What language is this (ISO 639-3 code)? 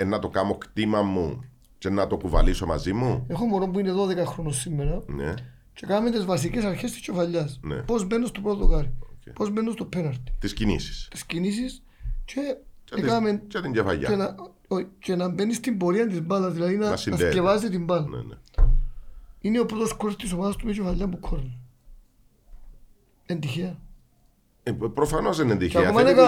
ell